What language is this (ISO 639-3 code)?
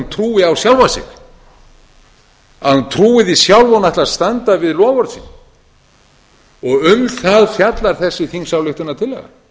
isl